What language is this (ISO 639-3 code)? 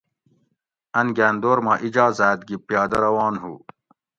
gwc